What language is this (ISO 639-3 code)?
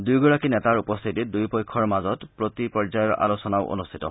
asm